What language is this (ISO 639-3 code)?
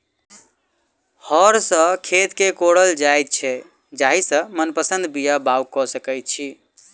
mai